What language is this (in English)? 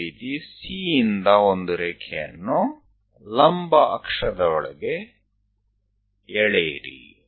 Kannada